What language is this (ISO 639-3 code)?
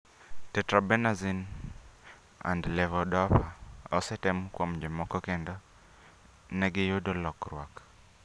luo